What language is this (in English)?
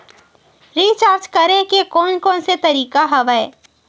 Chhattisgarhi